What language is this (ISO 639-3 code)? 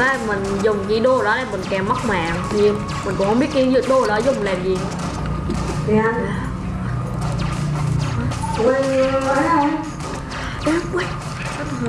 vie